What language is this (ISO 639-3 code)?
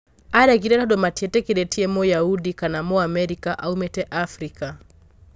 kik